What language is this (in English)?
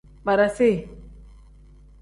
Tem